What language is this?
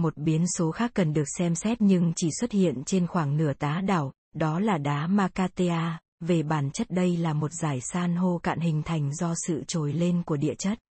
Vietnamese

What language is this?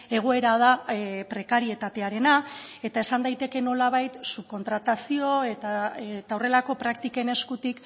Basque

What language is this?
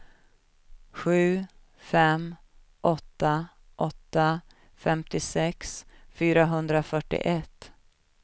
Swedish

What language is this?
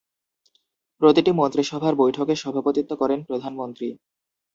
Bangla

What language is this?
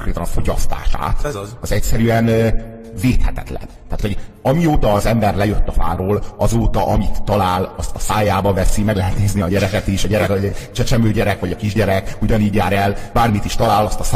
Hungarian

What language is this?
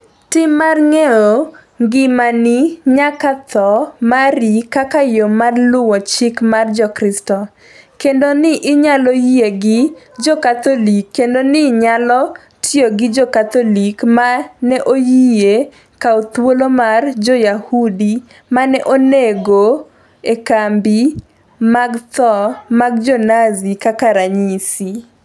Luo (Kenya and Tanzania)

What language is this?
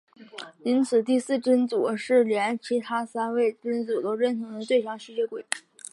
Chinese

